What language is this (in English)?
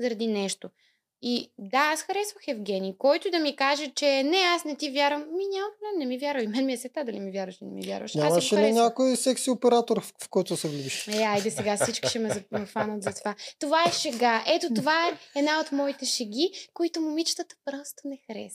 Bulgarian